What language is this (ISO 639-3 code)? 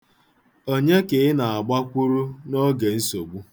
ibo